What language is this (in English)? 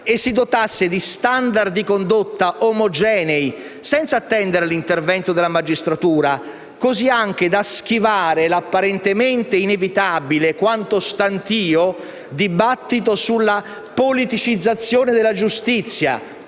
Italian